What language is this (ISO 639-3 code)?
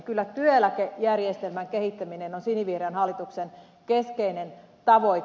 fin